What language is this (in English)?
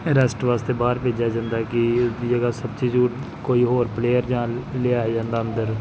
Punjabi